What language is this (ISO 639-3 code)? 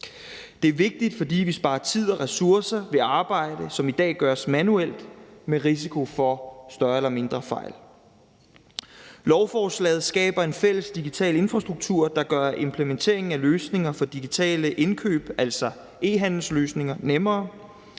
dan